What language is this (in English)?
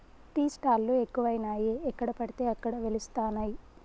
Telugu